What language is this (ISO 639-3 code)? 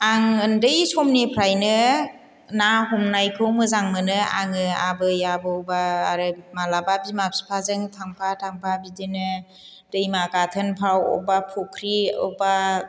brx